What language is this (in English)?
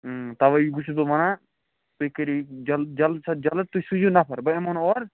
Kashmiri